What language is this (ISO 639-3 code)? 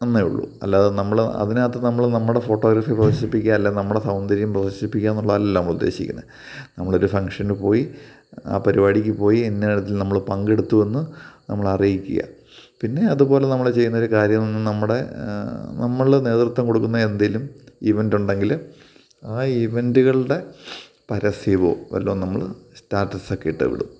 mal